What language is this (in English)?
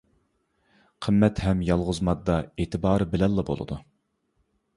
Uyghur